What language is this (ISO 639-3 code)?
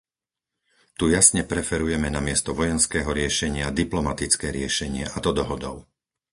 slk